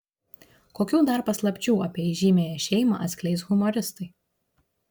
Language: Lithuanian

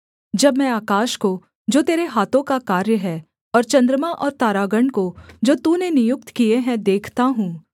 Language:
Hindi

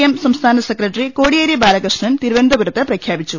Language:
Malayalam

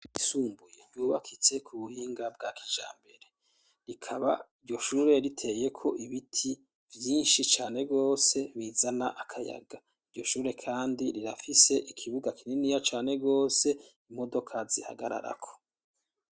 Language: Rundi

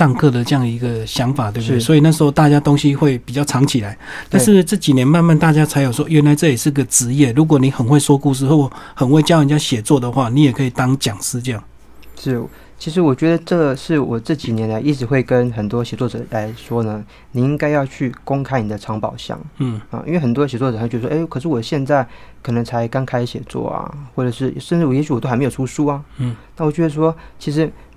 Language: Chinese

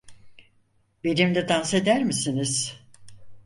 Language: Turkish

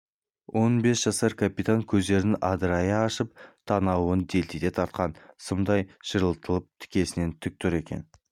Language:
Kazakh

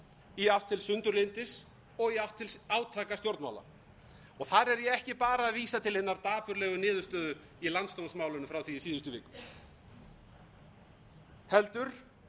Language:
Icelandic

